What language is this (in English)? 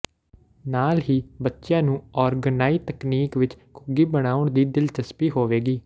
Punjabi